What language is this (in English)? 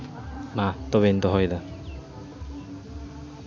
Santali